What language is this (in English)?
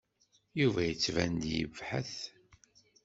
Kabyle